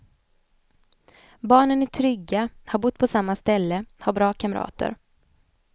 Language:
Swedish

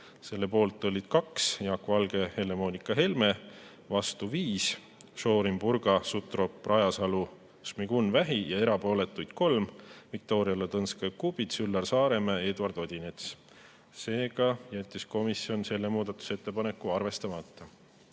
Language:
Estonian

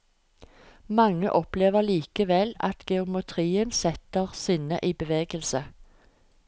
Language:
Norwegian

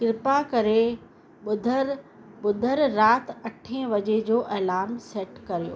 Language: Sindhi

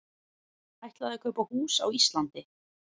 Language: Icelandic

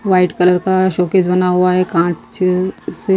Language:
Hindi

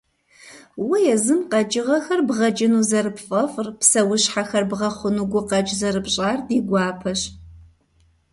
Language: Kabardian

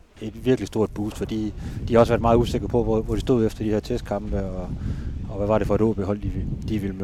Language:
Danish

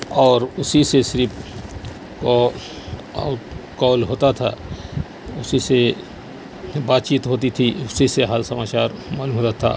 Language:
Urdu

